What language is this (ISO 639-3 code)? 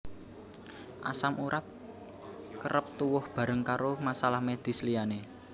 jav